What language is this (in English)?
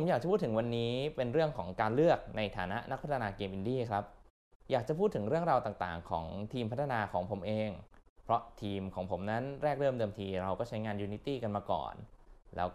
Thai